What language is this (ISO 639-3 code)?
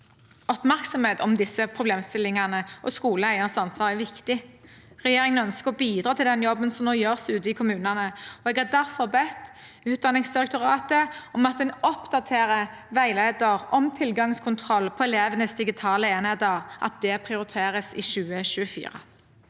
nor